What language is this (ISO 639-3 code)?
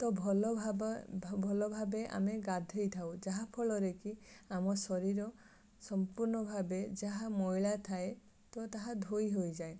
ori